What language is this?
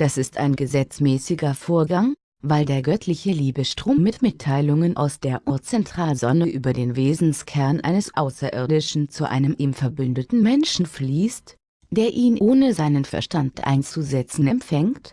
German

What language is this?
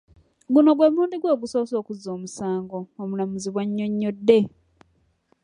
Ganda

